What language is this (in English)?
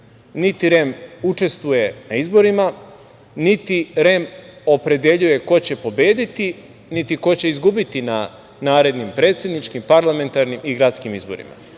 Serbian